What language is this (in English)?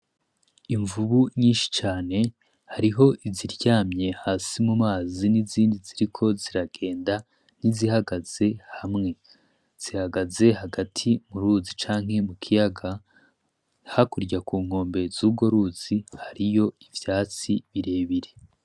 Rundi